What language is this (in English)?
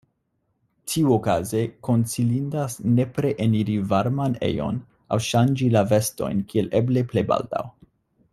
Esperanto